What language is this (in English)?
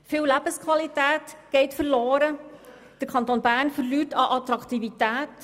Swiss German